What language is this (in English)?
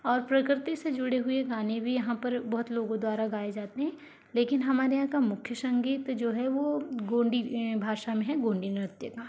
Hindi